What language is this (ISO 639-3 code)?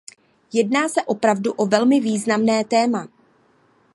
ces